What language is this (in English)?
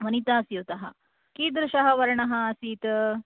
Sanskrit